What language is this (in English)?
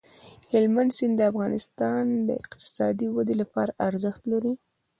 Pashto